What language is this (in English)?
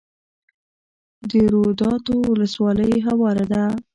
Pashto